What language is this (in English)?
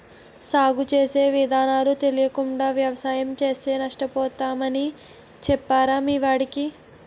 Telugu